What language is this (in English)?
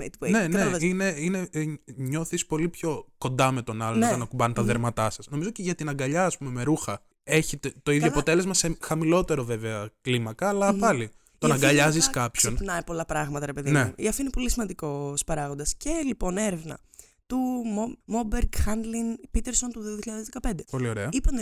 Greek